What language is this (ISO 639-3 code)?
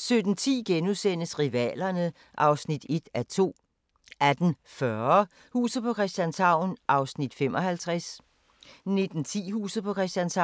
dan